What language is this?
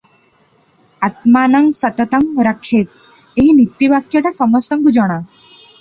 Odia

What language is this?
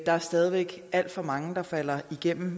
Danish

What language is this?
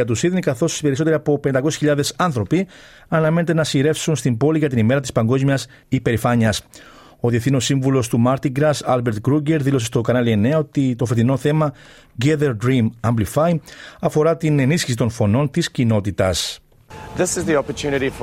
Greek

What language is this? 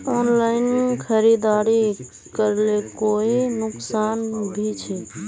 Magahi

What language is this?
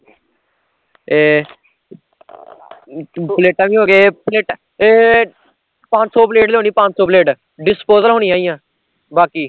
Punjabi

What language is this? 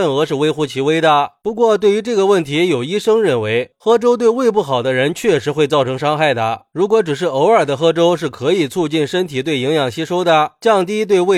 Chinese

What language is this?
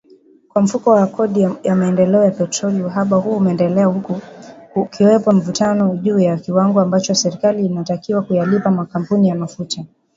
Swahili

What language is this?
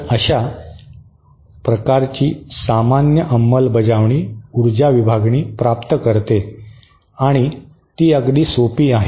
Marathi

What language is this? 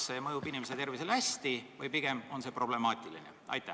Estonian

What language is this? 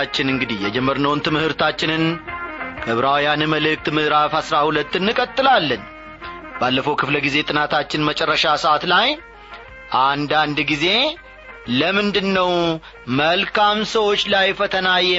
Amharic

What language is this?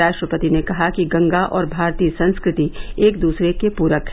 Hindi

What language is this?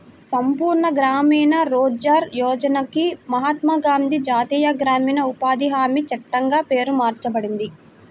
Telugu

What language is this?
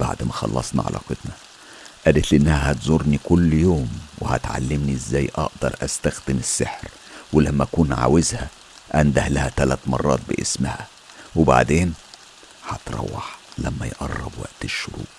Arabic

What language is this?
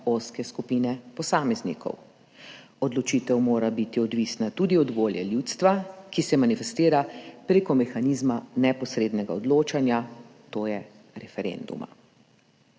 Slovenian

